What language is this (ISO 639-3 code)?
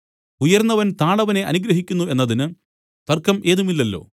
mal